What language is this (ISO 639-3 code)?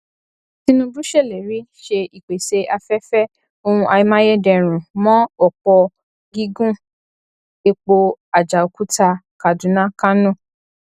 yor